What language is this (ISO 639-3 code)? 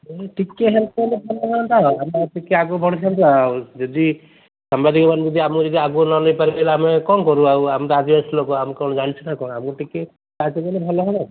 ori